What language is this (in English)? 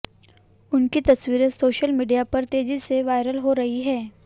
Hindi